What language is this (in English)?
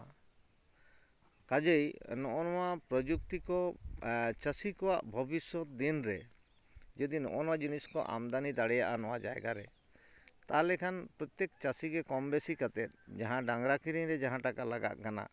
Santali